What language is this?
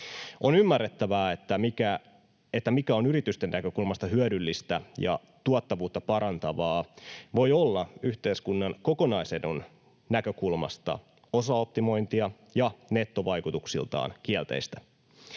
Finnish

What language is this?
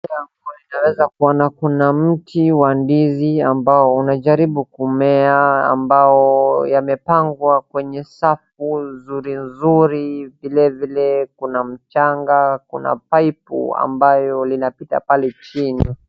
Swahili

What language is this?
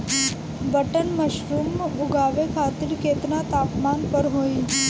Bhojpuri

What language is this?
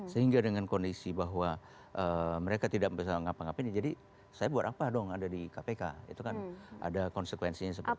Indonesian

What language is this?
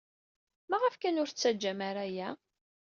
Kabyle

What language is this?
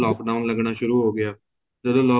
Punjabi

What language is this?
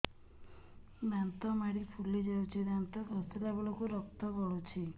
Odia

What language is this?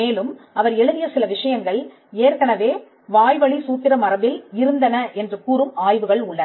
Tamil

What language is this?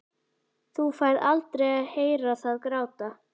Icelandic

